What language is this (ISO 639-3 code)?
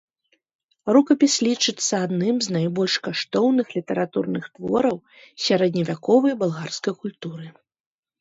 bel